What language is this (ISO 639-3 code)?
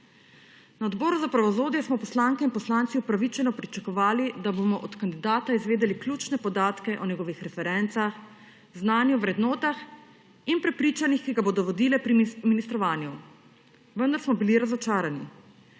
slv